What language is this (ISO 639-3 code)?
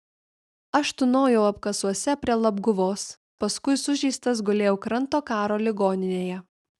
lit